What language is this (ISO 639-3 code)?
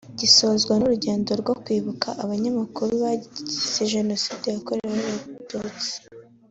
kin